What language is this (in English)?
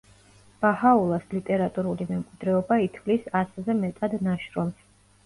Georgian